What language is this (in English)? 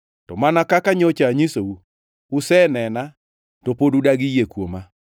Luo (Kenya and Tanzania)